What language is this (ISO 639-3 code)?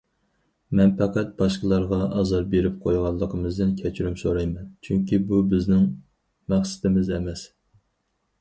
uig